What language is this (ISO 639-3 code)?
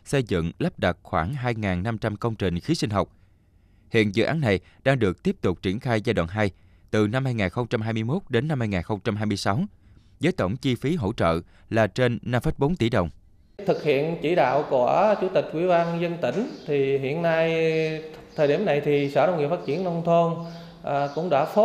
vie